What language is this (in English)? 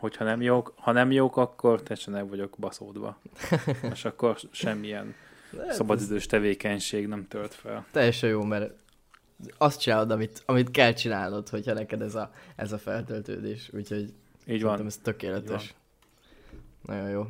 Hungarian